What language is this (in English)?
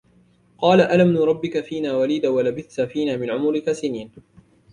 Arabic